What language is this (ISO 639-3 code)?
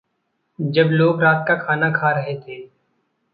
hin